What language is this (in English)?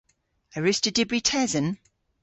Cornish